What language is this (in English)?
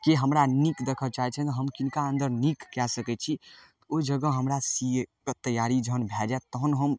Maithili